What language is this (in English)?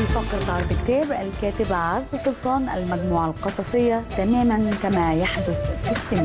Arabic